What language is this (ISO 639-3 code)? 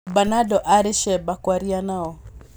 kik